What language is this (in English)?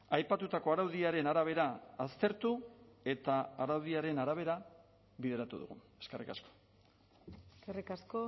Basque